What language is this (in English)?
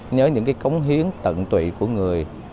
Vietnamese